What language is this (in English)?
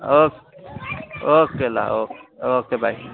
Nepali